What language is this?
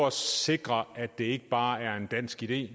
Danish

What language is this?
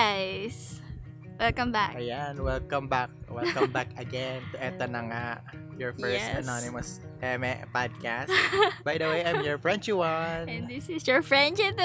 Filipino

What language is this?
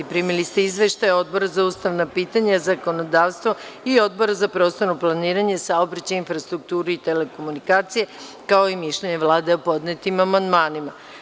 Serbian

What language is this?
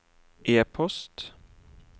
Norwegian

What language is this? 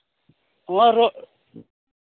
Santali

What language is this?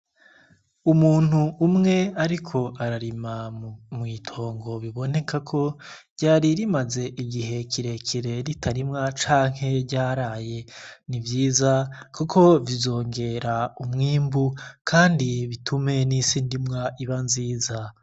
Rundi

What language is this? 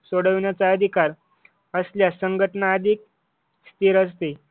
Marathi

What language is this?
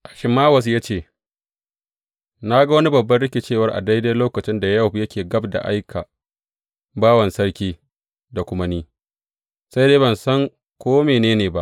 Hausa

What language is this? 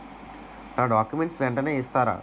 Telugu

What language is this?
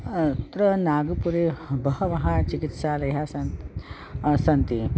Sanskrit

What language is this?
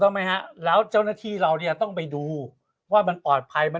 Thai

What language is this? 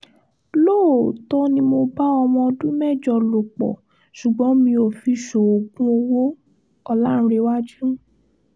Yoruba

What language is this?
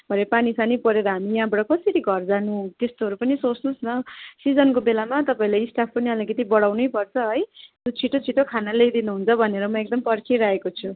Nepali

